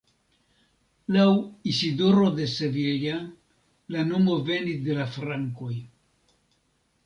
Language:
Esperanto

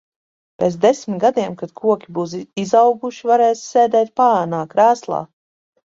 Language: Latvian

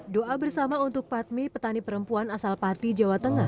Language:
Indonesian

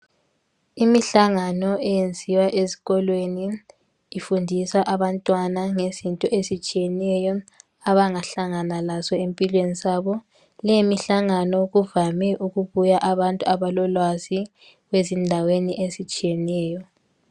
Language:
North Ndebele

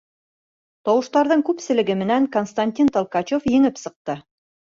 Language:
Bashkir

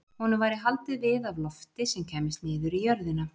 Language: Icelandic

